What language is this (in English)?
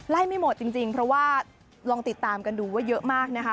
Thai